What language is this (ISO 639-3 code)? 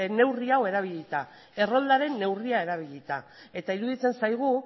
eus